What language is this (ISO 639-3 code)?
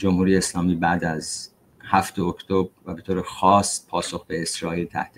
fas